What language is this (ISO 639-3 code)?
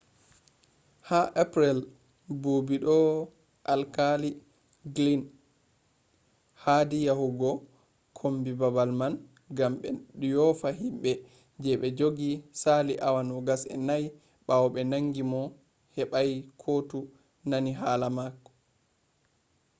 ful